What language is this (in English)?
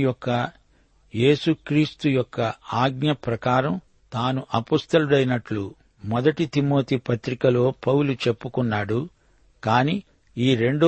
Telugu